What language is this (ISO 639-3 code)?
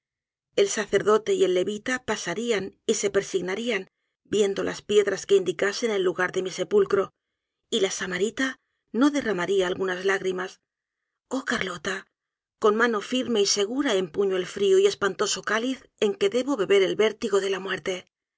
spa